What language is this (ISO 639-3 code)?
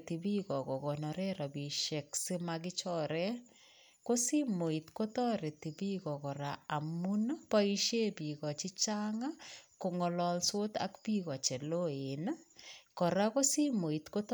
kln